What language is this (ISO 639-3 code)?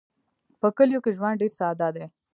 pus